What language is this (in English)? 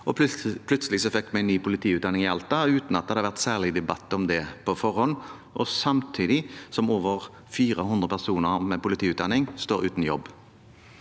Norwegian